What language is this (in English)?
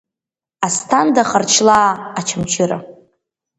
Abkhazian